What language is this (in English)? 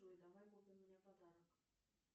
Russian